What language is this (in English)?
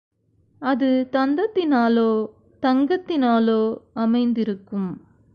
Tamil